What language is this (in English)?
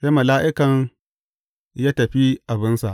Hausa